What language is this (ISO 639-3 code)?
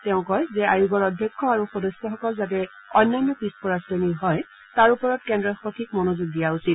asm